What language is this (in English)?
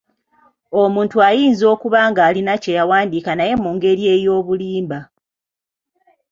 Ganda